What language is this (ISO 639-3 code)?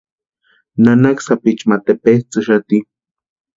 pua